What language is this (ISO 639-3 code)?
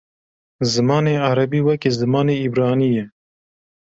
kur